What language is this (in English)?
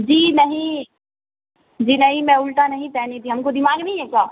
Urdu